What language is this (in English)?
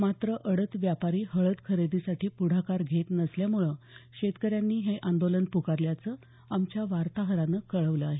Marathi